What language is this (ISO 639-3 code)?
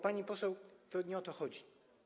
pol